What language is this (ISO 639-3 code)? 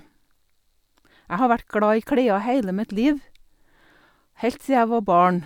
nor